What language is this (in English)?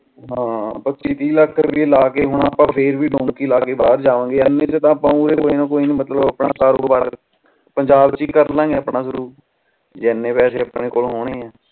Punjabi